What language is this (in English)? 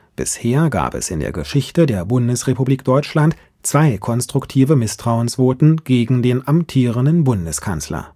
German